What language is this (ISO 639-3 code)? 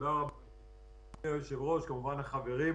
heb